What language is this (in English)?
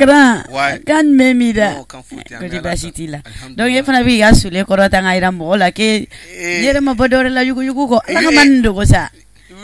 French